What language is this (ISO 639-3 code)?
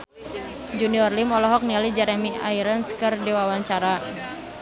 sun